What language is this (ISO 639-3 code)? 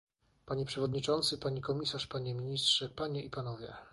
pol